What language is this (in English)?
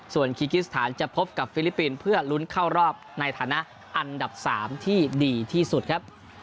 Thai